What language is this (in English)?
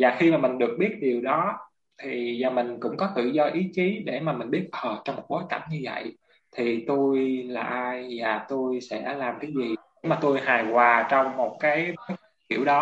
Vietnamese